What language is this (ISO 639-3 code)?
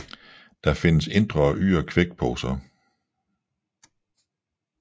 dan